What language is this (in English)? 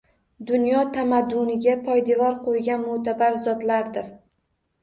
Uzbek